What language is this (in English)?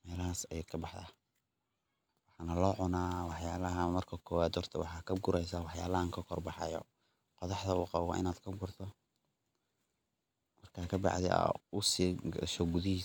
Somali